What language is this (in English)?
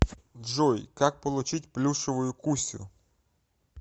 Russian